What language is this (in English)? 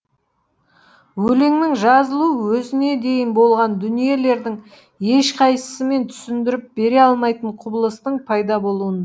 Kazakh